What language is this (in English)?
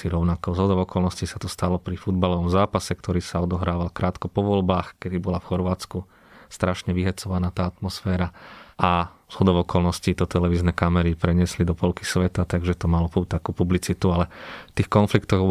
Slovak